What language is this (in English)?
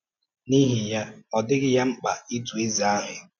Igbo